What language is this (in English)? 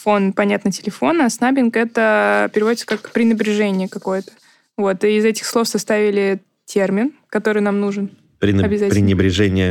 Russian